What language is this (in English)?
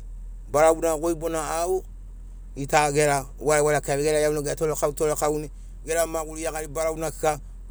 Sinaugoro